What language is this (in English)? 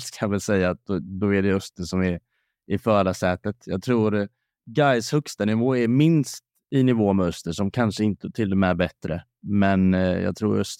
Swedish